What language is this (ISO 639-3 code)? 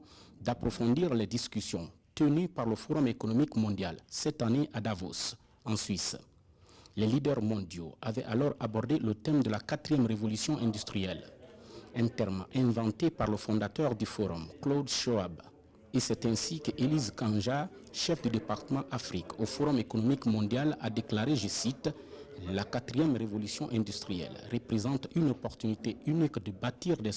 fra